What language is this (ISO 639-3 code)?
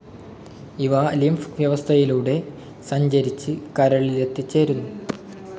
mal